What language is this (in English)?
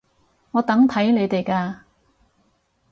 Cantonese